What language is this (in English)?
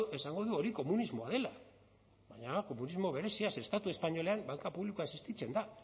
Basque